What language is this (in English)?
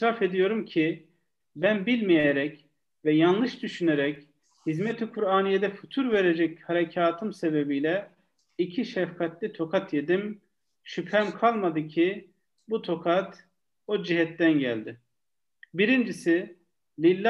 Turkish